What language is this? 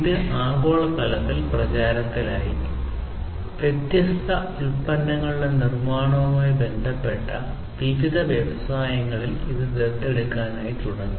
Malayalam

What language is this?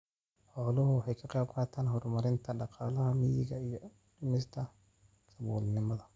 Somali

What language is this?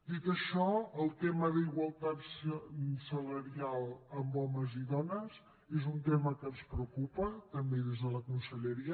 Catalan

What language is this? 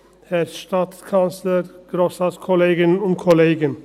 Swiss German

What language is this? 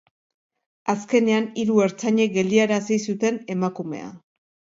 Basque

